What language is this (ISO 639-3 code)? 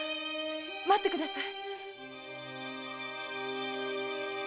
jpn